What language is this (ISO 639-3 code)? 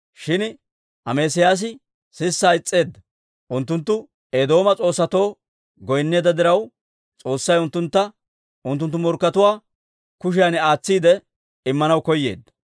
dwr